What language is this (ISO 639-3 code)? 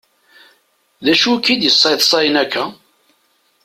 kab